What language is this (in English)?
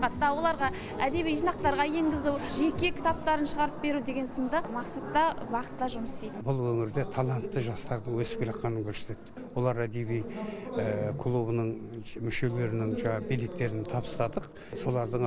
Turkish